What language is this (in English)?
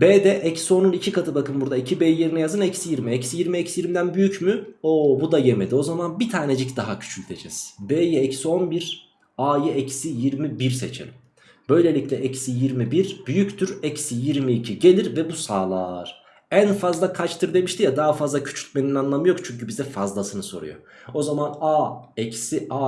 Turkish